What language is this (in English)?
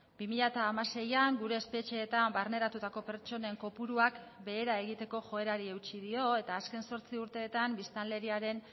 Basque